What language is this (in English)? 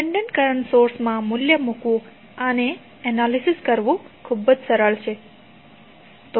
Gujarati